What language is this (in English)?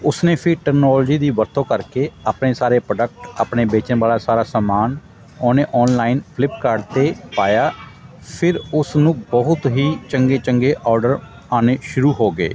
Punjabi